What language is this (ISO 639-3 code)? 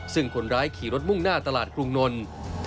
tha